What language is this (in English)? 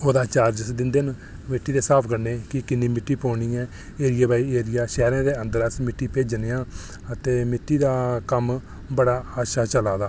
Dogri